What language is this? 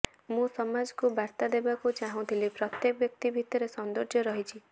Odia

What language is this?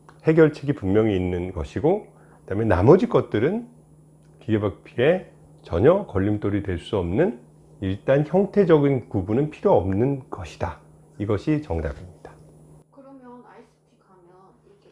Korean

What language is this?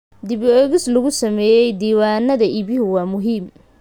Somali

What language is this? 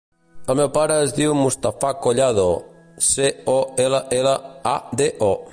Catalan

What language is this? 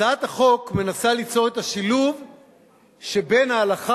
Hebrew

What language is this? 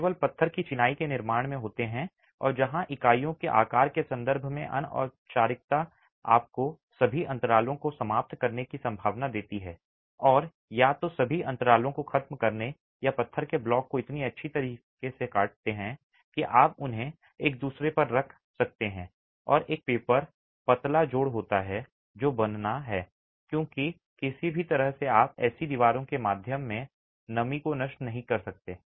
Hindi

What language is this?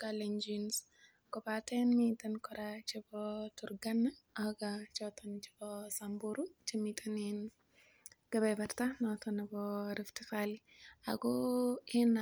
Kalenjin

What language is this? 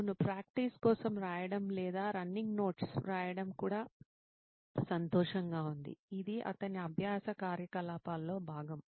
Telugu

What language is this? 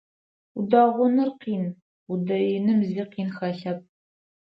Adyghe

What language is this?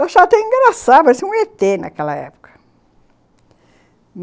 Portuguese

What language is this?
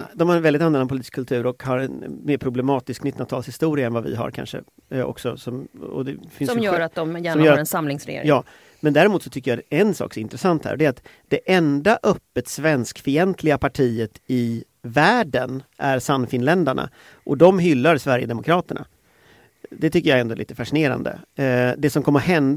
Swedish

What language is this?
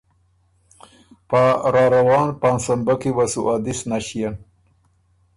Ormuri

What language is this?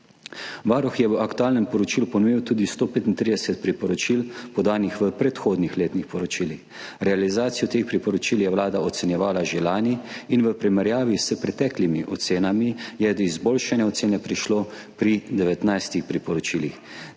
Slovenian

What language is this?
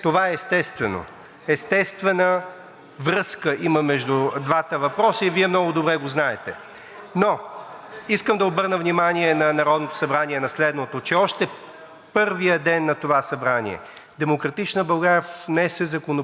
Bulgarian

